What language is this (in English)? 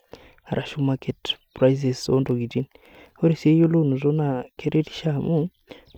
Masai